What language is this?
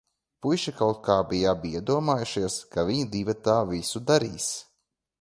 Latvian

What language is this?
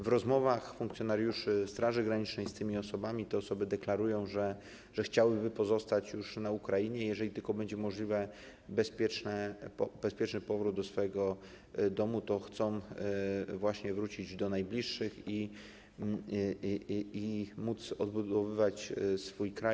Polish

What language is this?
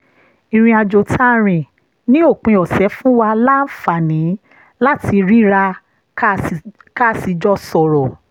Yoruba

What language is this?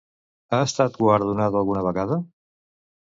Catalan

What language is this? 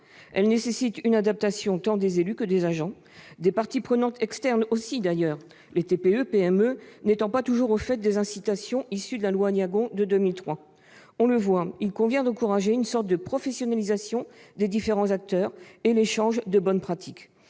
French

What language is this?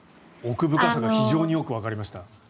Japanese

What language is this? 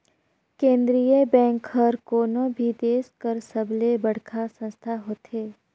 Chhattisgarhi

